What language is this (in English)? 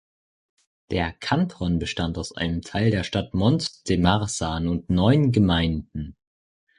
German